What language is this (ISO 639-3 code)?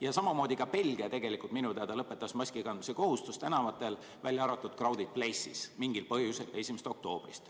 est